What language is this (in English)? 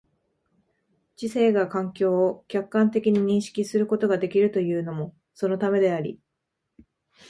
Japanese